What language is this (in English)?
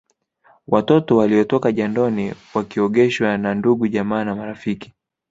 Swahili